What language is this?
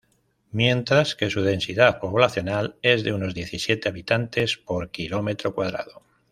Spanish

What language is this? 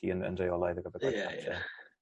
Welsh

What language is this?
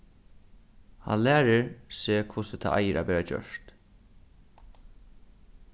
Faroese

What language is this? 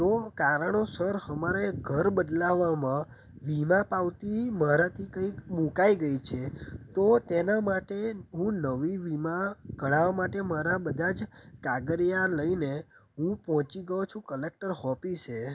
Gujarati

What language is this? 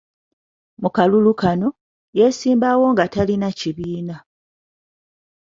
Ganda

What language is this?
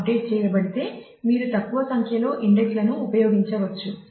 Telugu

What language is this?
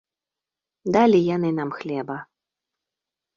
Belarusian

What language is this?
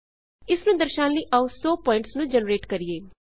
Punjabi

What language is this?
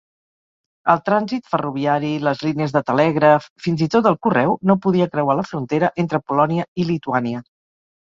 Catalan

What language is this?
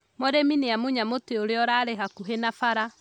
Kikuyu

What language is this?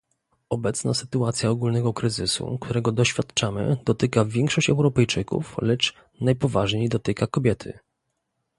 Polish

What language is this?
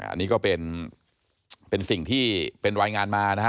Thai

